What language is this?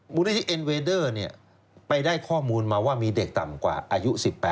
Thai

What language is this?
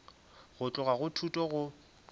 Northern Sotho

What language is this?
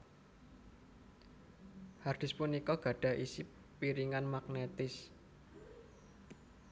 Javanese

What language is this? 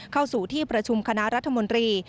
Thai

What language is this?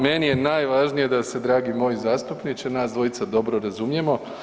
Croatian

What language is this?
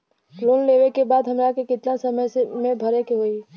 Bhojpuri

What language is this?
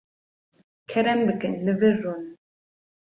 Kurdish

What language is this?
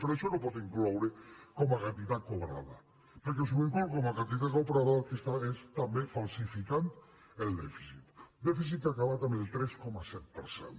Catalan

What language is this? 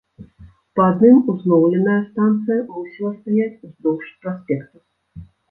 Belarusian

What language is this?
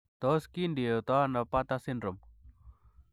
Kalenjin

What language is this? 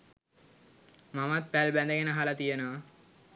Sinhala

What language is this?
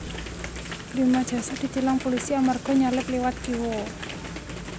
Javanese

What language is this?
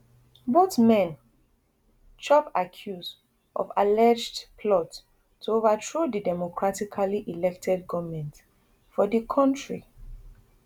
Nigerian Pidgin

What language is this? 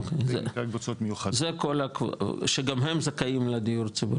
Hebrew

